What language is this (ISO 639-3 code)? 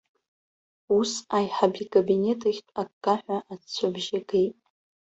abk